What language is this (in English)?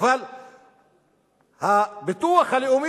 Hebrew